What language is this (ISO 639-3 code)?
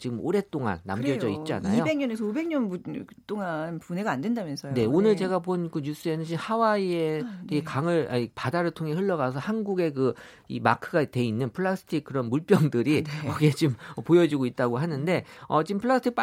kor